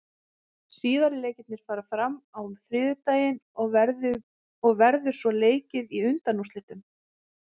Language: Icelandic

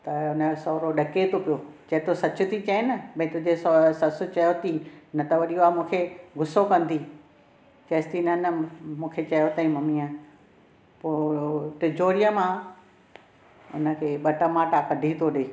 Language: Sindhi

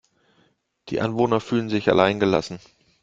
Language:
German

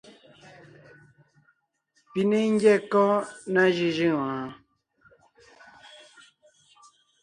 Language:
Ngiemboon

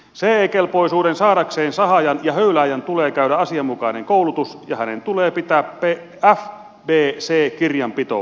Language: Finnish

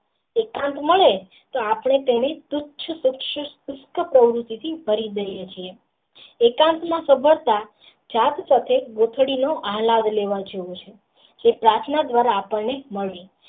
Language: Gujarati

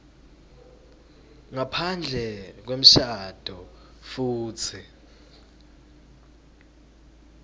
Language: Swati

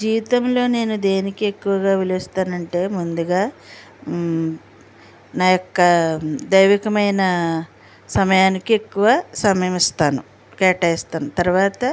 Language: Telugu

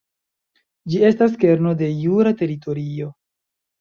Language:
Esperanto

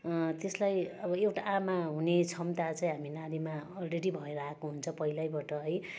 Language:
Nepali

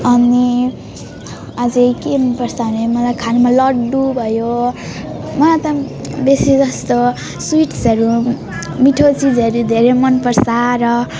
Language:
Nepali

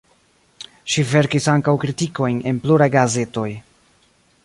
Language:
Esperanto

